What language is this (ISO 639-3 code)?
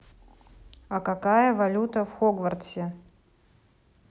rus